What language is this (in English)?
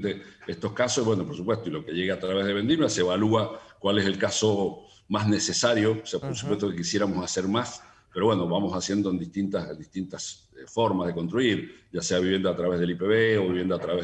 Spanish